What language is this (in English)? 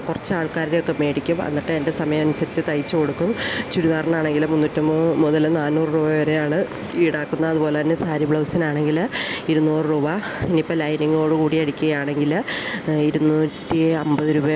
Malayalam